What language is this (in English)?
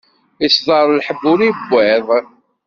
Kabyle